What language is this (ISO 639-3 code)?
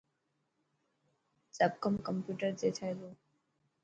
mki